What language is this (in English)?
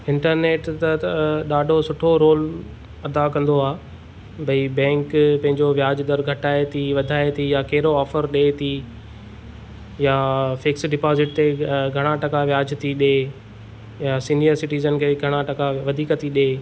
Sindhi